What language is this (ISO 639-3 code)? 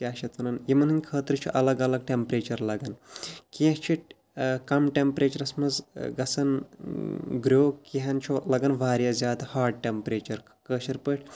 kas